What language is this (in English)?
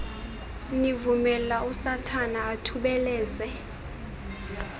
Xhosa